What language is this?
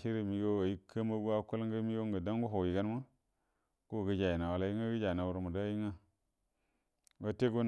Buduma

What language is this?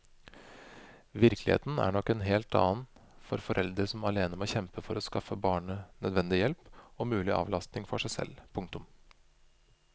Norwegian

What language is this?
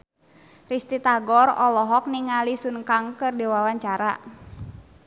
Sundanese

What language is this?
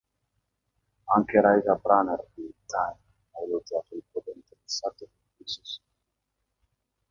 Italian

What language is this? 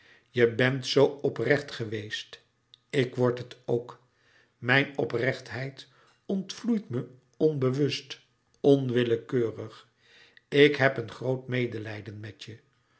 Dutch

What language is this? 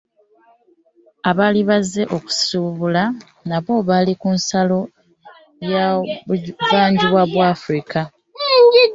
Ganda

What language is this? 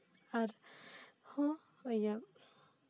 Santali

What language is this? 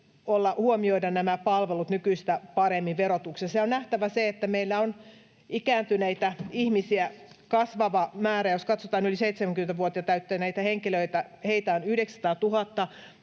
Finnish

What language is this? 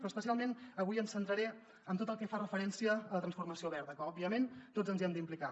Catalan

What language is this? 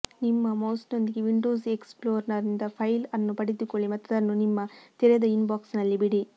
Kannada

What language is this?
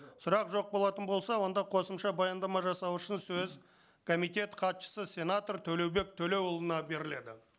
Kazakh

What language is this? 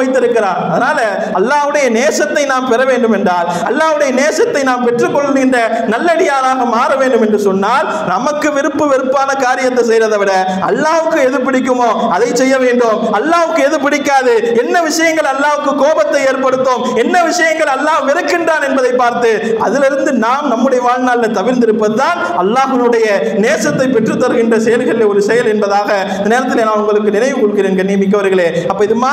Arabic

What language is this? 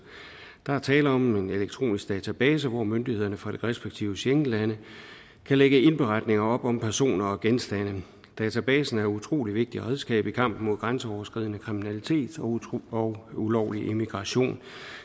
Danish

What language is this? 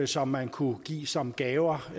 Danish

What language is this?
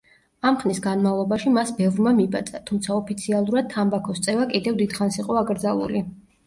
Georgian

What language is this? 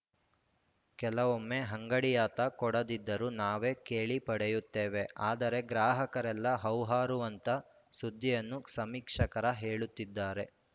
Kannada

